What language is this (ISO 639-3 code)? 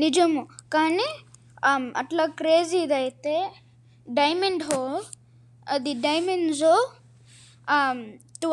tel